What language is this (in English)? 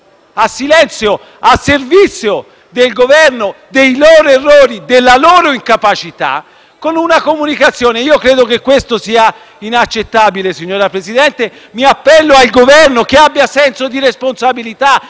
Italian